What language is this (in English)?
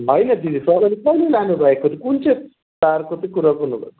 Nepali